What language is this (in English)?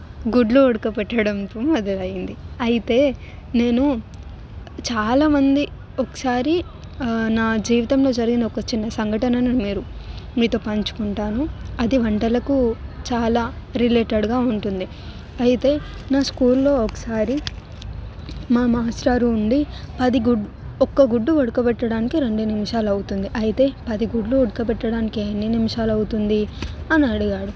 Telugu